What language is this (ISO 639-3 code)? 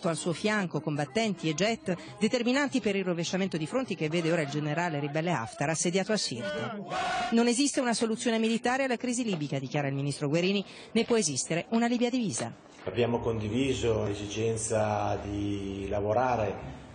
ita